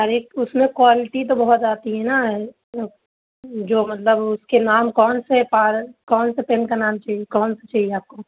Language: Urdu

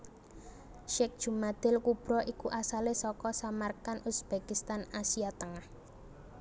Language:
Javanese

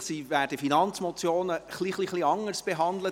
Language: Swiss German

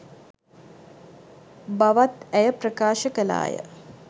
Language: Sinhala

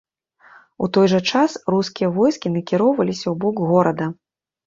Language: Belarusian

